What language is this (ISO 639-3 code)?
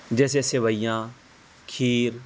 urd